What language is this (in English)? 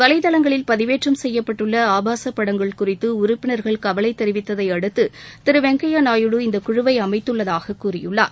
Tamil